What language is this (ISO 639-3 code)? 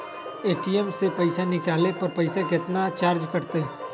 mag